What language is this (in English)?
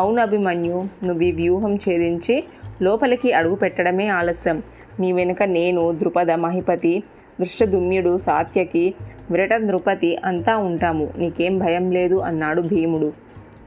Telugu